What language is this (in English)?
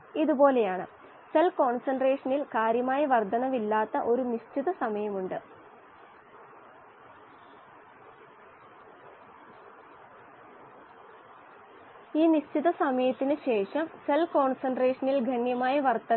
Malayalam